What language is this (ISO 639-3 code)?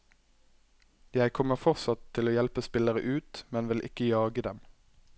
nor